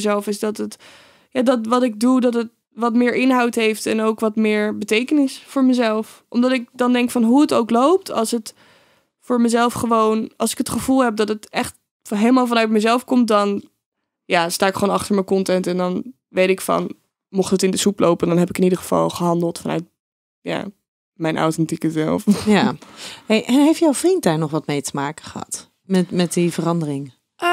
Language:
Dutch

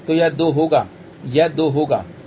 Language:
Hindi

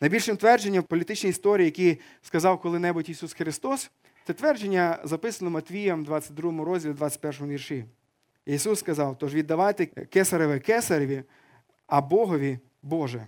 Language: Ukrainian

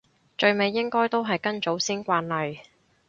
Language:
Cantonese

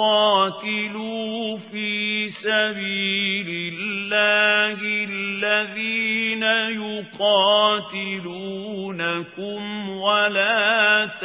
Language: Arabic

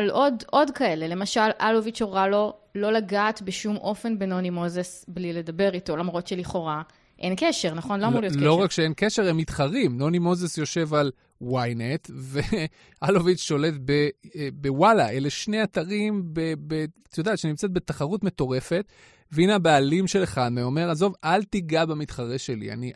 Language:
Hebrew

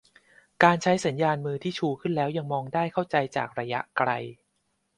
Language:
Thai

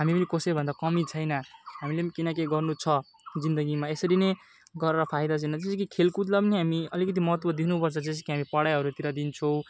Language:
Nepali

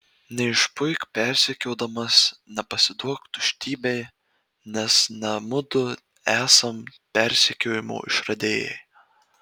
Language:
Lithuanian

